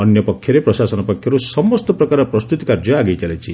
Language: Odia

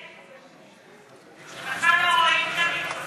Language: Hebrew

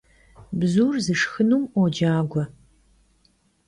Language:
Kabardian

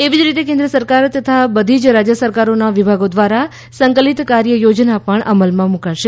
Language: Gujarati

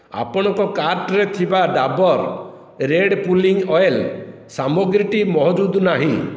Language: Odia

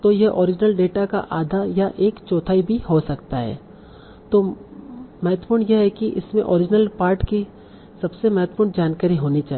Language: Hindi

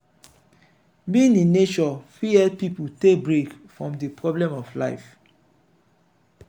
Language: Nigerian Pidgin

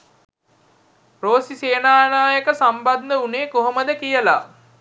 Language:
Sinhala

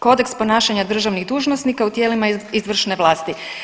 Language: Croatian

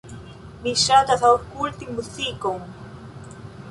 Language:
Esperanto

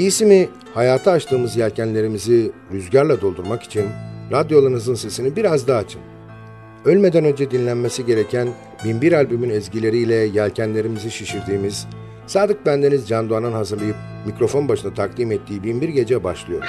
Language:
Turkish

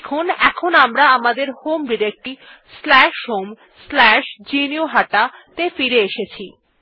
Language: Bangla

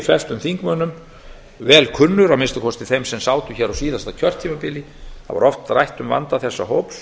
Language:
Icelandic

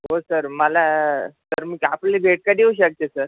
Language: Marathi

